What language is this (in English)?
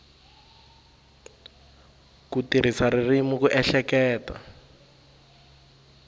Tsonga